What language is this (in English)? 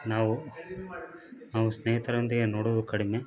Kannada